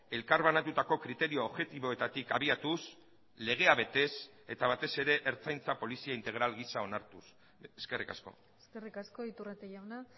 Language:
Basque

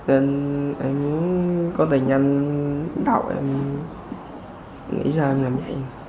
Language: Vietnamese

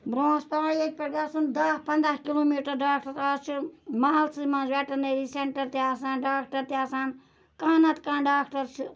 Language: Kashmiri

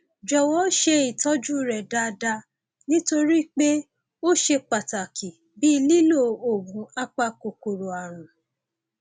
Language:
Yoruba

